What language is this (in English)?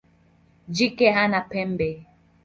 Swahili